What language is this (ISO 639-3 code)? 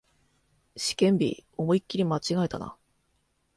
jpn